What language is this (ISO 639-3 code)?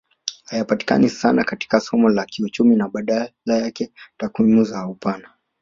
swa